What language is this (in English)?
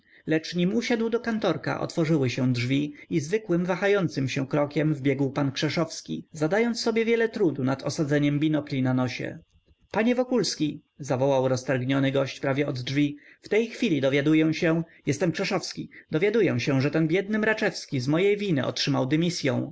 Polish